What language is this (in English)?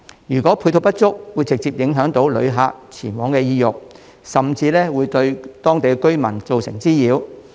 Cantonese